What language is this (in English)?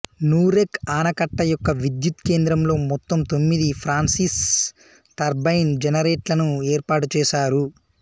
Telugu